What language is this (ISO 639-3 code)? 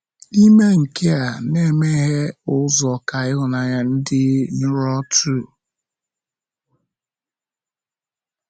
ibo